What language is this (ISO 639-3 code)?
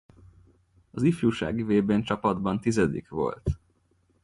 hun